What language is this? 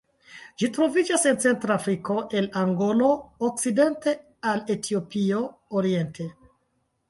Esperanto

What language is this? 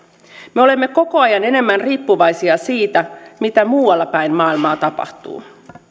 Finnish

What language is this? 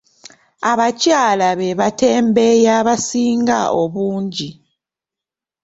Ganda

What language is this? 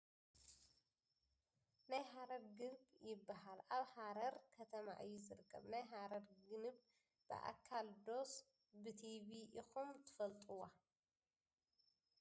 Tigrinya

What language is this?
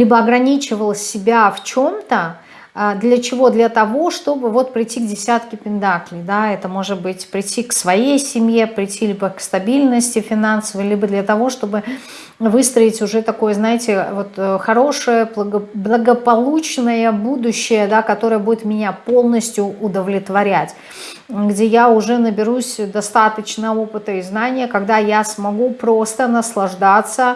Russian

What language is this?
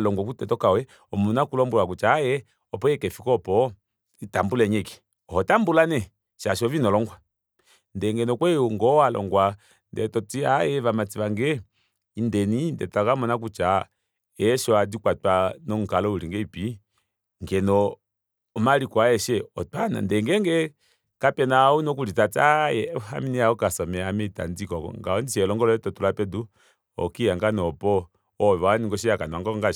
Kuanyama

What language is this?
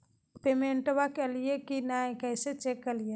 Magahi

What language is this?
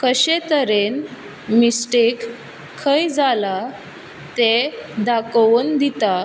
Konkani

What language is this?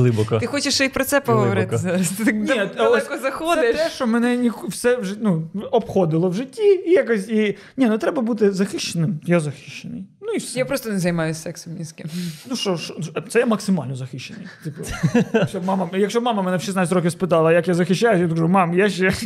Ukrainian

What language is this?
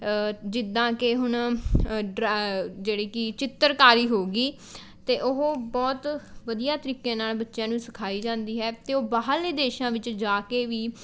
Punjabi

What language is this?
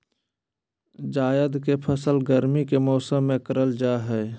Magahi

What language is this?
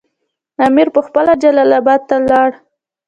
Pashto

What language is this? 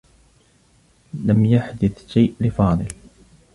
Arabic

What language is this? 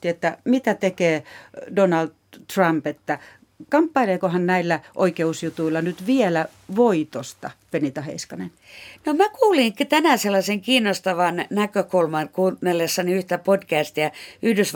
Finnish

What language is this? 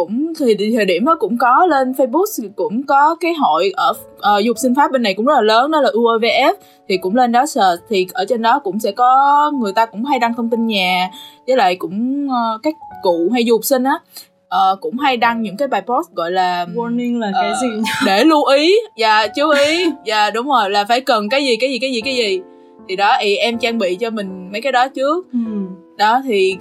Vietnamese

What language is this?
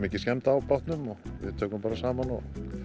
Icelandic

